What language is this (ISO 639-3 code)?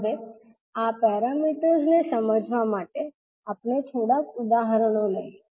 guj